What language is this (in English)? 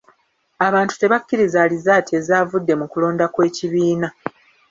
Ganda